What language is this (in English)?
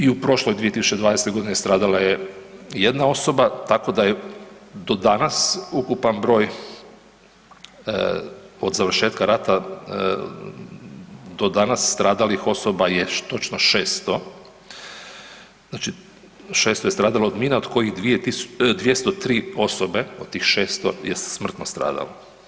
Croatian